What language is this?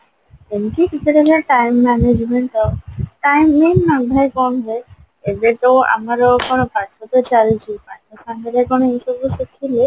Odia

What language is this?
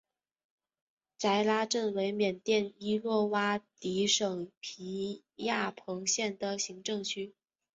Chinese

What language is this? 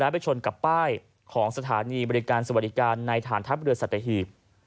Thai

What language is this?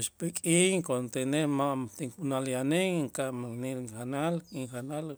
Itzá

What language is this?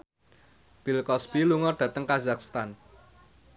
Javanese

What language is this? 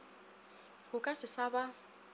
Northern Sotho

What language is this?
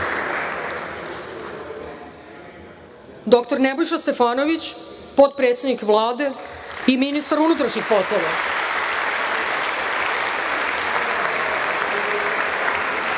Serbian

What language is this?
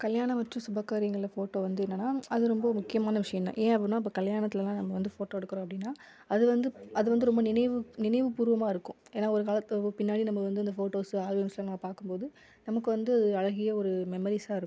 Tamil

